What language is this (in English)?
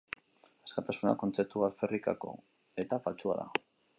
Basque